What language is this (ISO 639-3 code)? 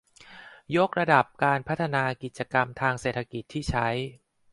tha